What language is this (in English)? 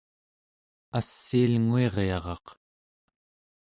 Central Yupik